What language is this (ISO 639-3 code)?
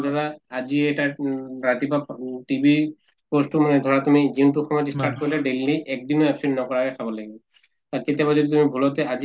asm